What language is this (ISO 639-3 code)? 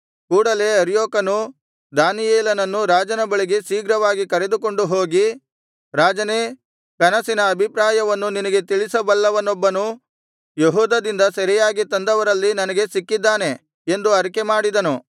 kan